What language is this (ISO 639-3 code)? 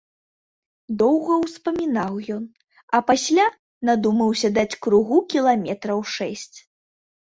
bel